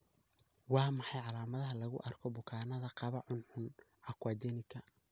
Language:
Somali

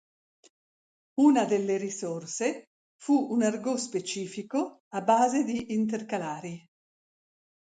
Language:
Italian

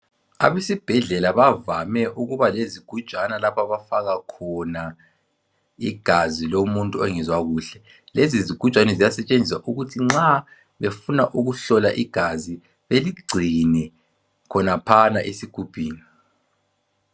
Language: North Ndebele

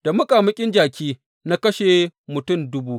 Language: Hausa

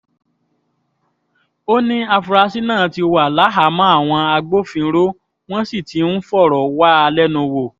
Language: Yoruba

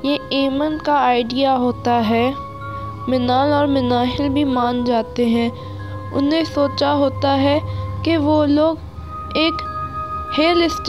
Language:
Urdu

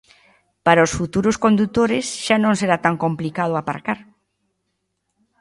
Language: Galician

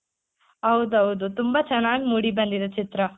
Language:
Kannada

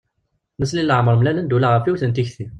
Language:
Kabyle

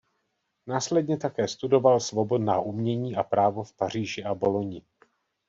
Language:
Czech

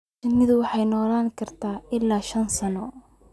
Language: Somali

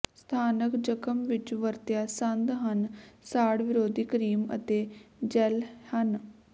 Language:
Punjabi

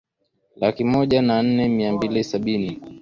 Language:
Swahili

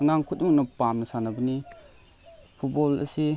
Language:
Manipuri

